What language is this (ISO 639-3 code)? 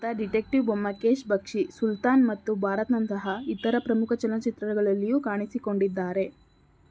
kan